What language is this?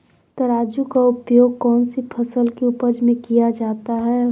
Magahi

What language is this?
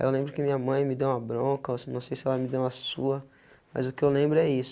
Portuguese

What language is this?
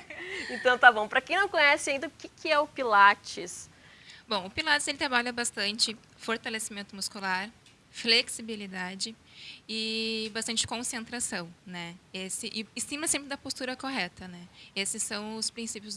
Portuguese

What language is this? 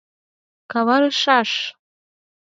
Mari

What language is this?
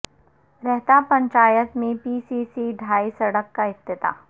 Urdu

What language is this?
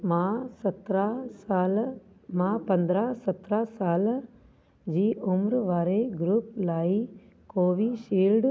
Sindhi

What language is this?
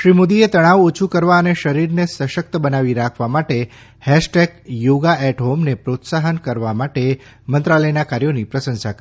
Gujarati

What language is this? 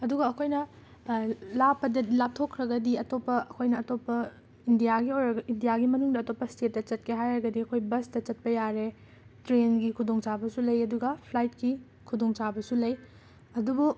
Manipuri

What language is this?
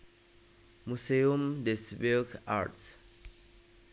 Javanese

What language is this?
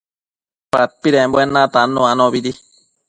Matsés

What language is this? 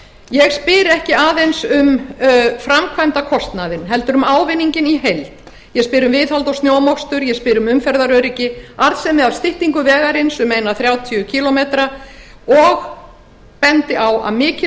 Icelandic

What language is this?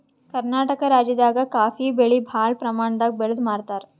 Kannada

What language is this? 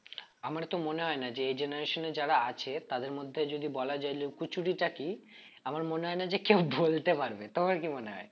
Bangla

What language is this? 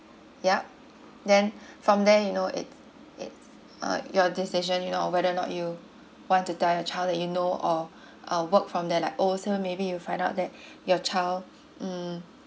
English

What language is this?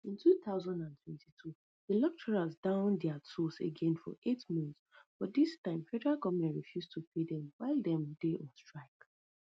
Nigerian Pidgin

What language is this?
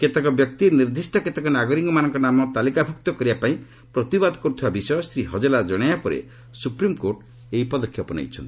Odia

